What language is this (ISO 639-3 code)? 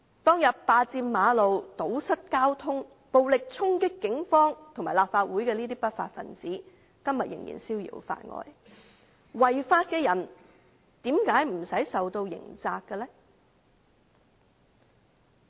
yue